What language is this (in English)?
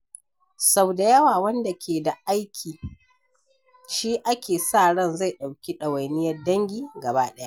Hausa